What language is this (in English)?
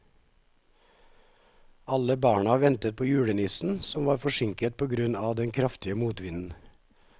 Norwegian